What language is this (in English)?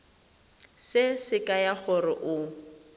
Tswana